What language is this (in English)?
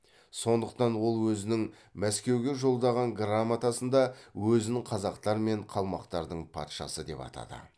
Kazakh